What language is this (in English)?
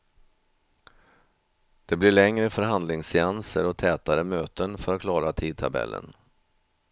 Swedish